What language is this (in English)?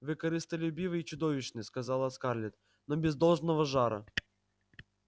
Russian